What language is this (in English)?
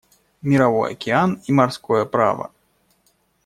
Russian